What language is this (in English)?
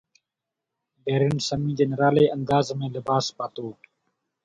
Sindhi